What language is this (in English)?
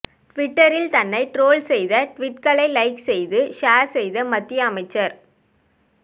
Tamil